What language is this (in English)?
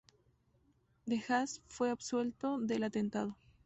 Spanish